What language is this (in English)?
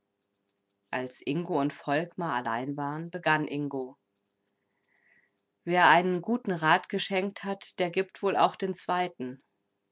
German